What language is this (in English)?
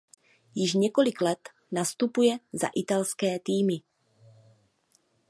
Czech